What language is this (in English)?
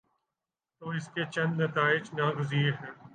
Urdu